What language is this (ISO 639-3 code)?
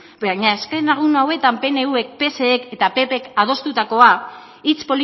eus